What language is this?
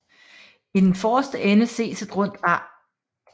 Danish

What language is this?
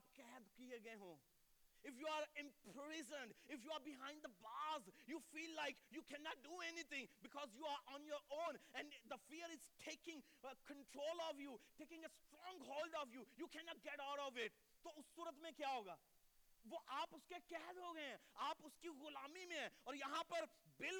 Urdu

